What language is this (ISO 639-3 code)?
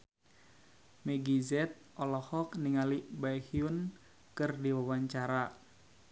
sun